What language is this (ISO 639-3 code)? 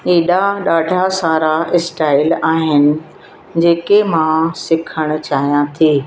snd